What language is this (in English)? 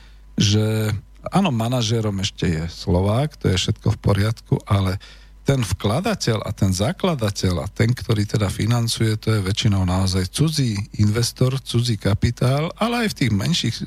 Slovak